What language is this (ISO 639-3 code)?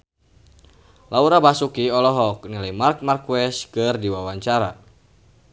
sun